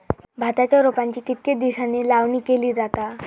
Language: Marathi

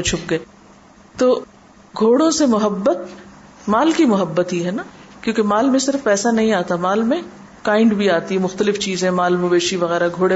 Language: Urdu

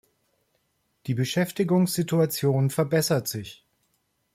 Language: German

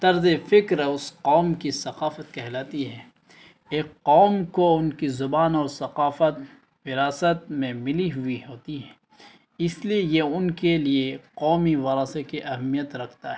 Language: Urdu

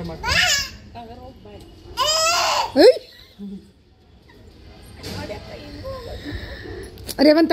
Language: Kannada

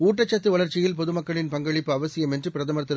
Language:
Tamil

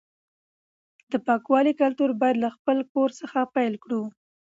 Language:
Pashto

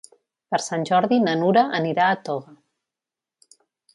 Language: Catalan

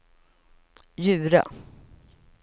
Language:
Swedish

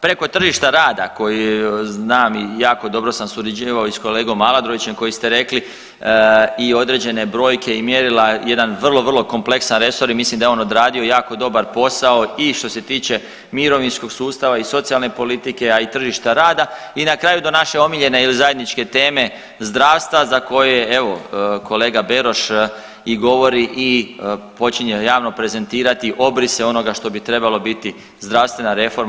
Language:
Croatian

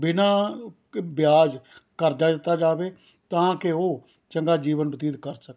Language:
Punjabi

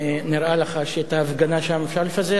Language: Hebrew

